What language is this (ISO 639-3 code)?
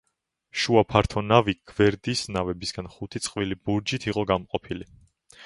kat